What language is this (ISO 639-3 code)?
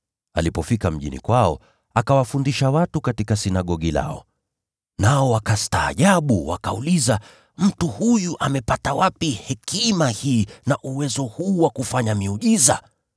swa